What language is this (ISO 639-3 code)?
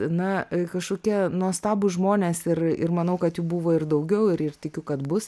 lit